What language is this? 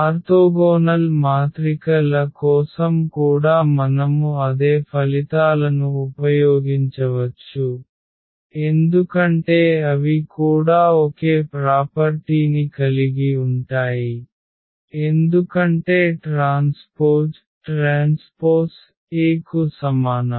Telugu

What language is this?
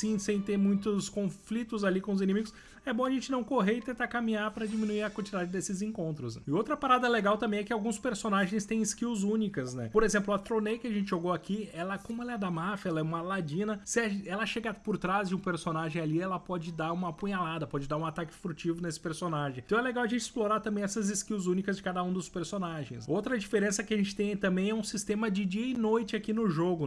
Portuguese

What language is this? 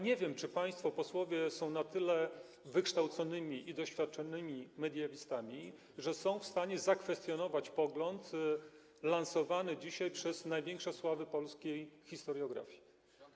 Polish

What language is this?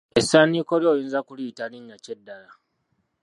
Ganda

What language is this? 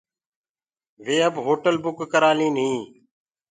Gurgula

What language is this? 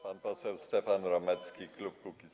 Polish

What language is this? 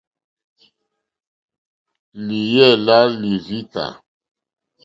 Mokpwe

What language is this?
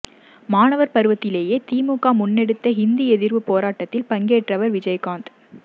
Tamil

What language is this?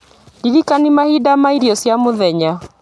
Kikuyu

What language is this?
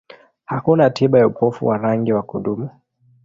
Swahili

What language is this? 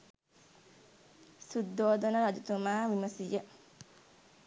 Sinhala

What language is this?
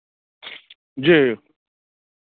Maithili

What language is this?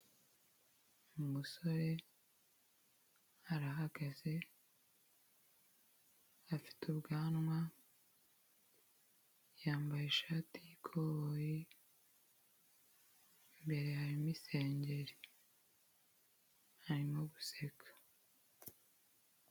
Kinyarwanda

